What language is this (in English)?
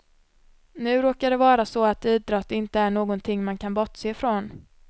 Swedish